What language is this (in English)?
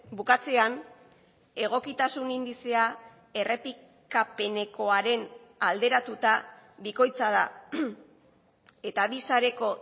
Basque